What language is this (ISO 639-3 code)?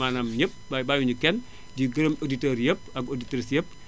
wol